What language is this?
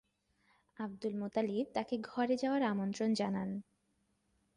Bangla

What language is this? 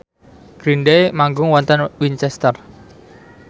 Javanese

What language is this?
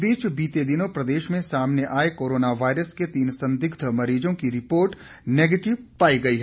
Hindi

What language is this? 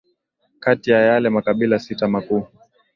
Swahili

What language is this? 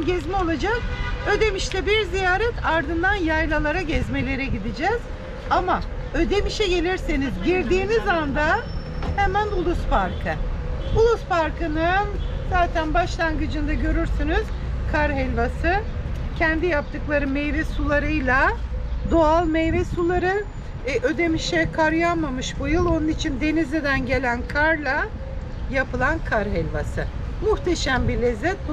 Turkish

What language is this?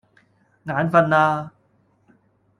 Cantonese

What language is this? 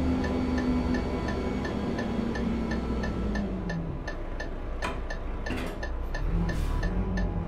Turkish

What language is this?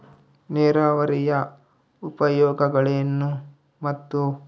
Kannada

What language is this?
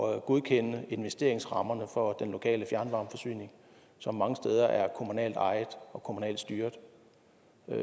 Danish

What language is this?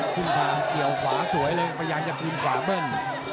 Thai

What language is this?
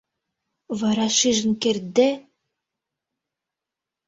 Mari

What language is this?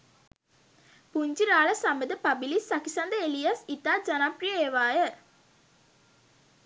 Sinhala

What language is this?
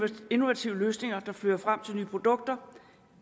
Danish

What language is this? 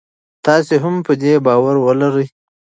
Pashto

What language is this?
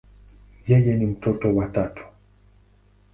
Swahili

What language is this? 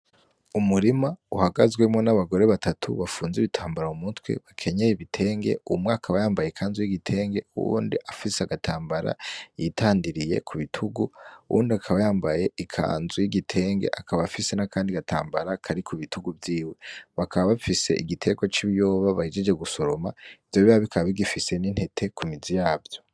Rundi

